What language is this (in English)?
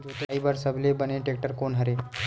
Chhattisgarhi